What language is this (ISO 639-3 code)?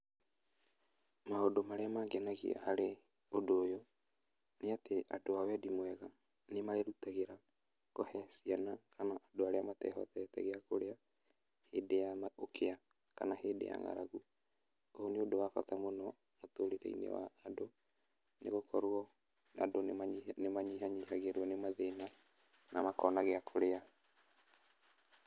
kik